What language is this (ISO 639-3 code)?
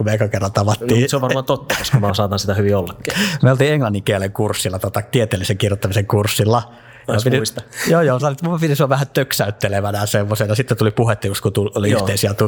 fin